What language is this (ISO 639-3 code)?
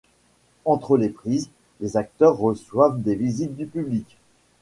fra